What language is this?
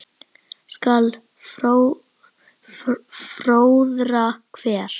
Icelandic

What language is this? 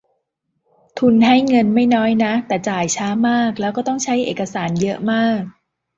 Thai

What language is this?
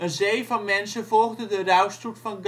Dutch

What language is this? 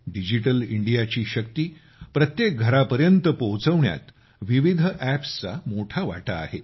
Marathi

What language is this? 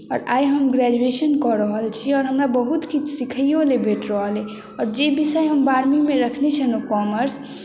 Maithili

